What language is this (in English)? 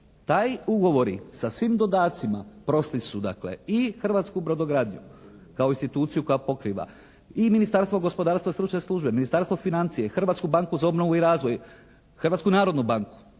Croatian